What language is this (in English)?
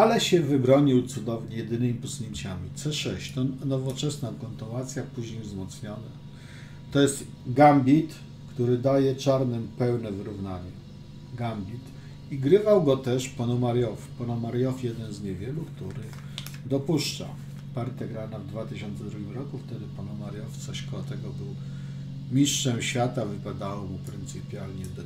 Polish